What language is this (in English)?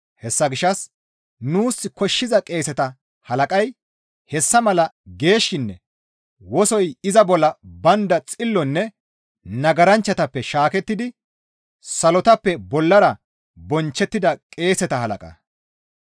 Gamo